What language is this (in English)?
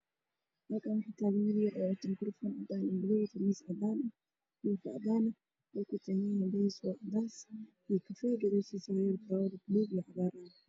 Somali